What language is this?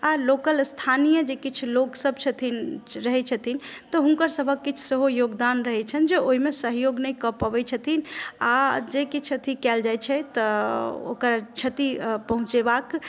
Maithili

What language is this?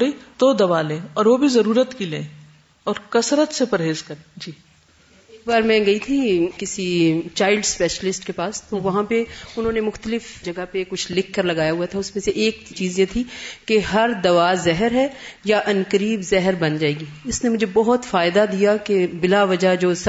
Urdu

